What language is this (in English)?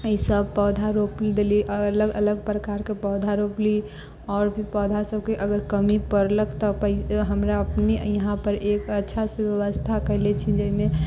Maithili